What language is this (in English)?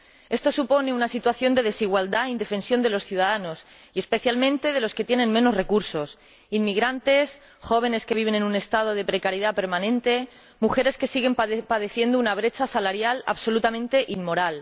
Spanish